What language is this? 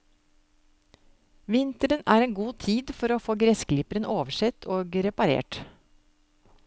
Norwegian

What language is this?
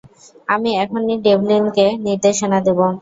Bangla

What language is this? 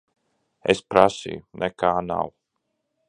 Latvian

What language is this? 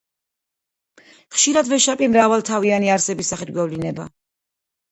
Georgian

